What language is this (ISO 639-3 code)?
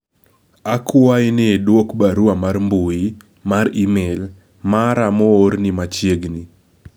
luo